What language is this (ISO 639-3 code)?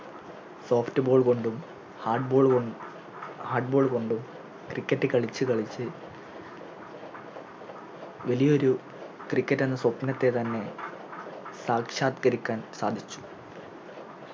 mal